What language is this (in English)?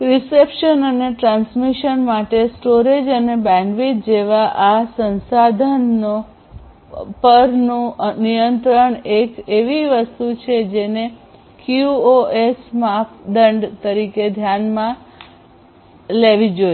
Gujarati